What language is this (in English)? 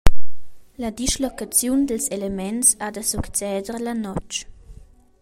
Romansh